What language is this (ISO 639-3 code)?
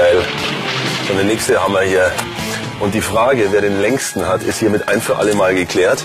deu